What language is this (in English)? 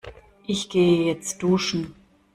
German